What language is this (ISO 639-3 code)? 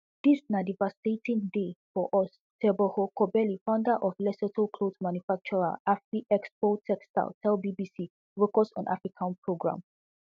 pcm